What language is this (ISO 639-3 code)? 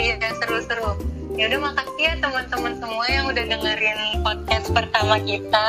ind